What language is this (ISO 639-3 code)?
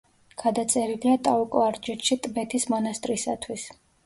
kat